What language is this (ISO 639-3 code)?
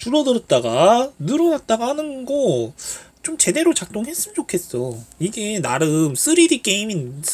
kor